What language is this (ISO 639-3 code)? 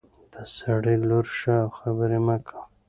pus